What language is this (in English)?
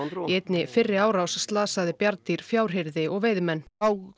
Icelandic